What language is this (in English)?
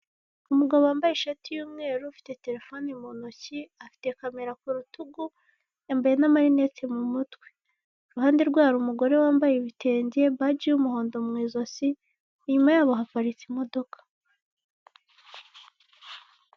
Kinyarwanda